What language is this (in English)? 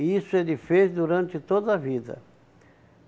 Portuguese